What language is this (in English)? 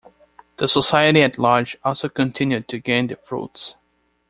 English